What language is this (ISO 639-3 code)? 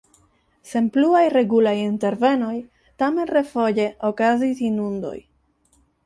epo